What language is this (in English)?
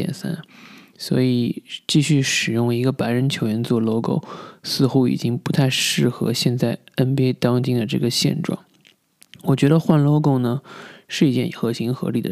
Chinese